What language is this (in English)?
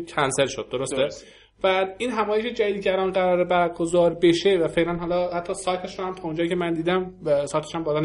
Persian